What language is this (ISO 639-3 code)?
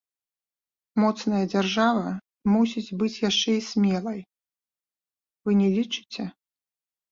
bel